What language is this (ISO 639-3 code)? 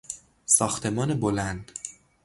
fas